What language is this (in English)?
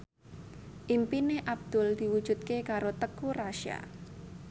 Javanese